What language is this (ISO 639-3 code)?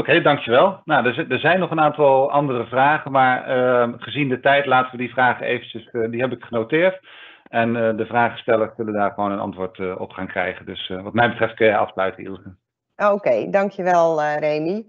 nld